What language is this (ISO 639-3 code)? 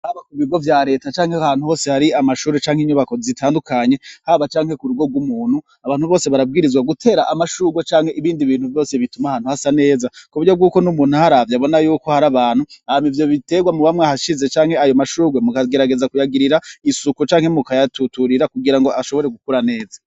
run